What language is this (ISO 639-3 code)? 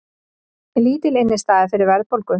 isl